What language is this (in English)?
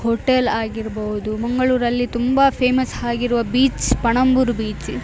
Kannada